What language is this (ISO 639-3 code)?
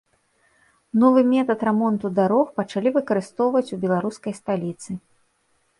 bel